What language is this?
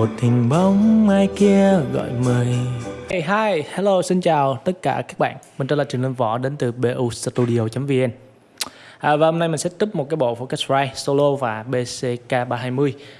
Vietnamese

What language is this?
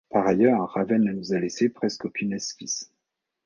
French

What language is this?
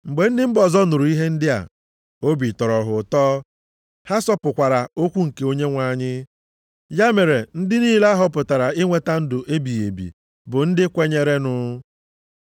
Igbo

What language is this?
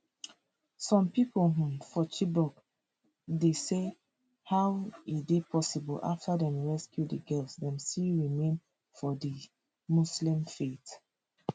Nigerian Pidgin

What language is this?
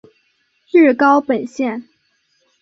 Chinese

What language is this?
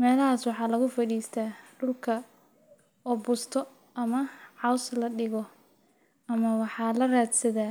Somali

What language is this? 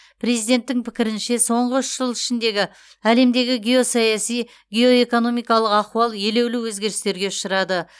Kazakh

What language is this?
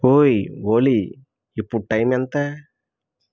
Telugu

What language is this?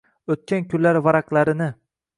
Uzbek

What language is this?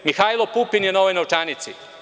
Serbian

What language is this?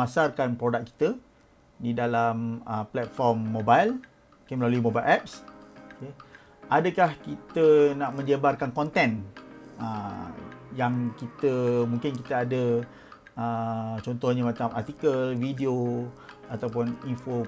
Malay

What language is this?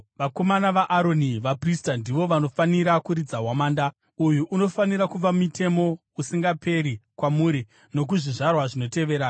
Shona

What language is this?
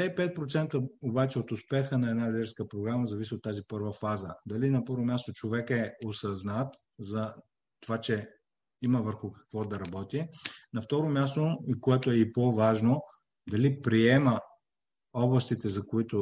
Bulgarian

